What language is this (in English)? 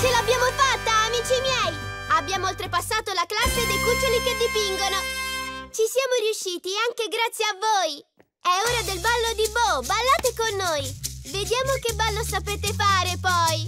Italian